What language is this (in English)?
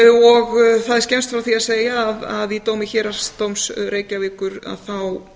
Icelandic